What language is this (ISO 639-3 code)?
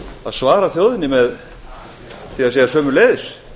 isl